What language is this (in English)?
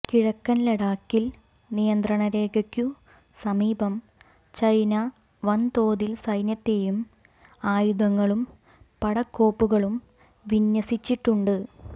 Malayalam